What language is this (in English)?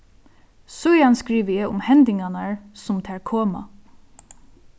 Faroese